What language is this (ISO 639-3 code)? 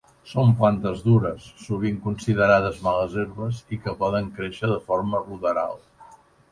cat